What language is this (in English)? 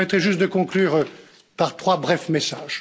French